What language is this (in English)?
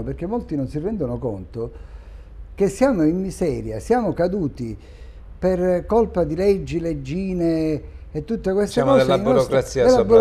Italian